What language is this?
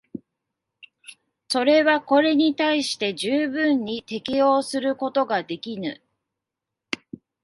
Japanese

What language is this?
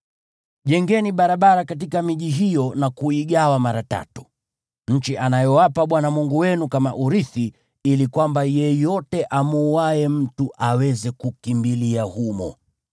Swahili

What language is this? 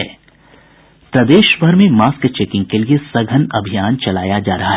Hindi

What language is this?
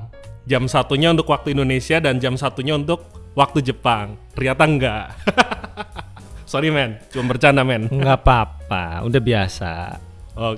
Indonesian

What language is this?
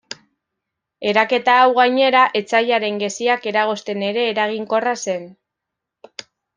Basque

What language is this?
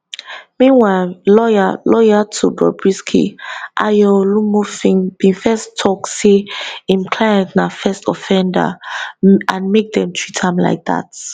Nigerian Pidgin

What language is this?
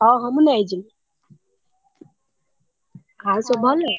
Odia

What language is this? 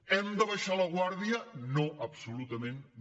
Catalan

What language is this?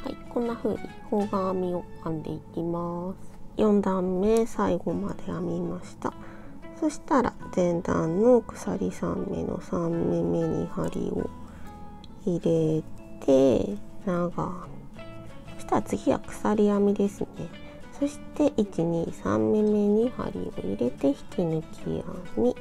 Japanese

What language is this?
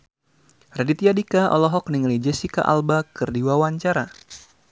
Sundanese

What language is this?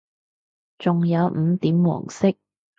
Cantonese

